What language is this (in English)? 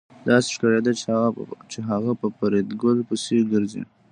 Pashto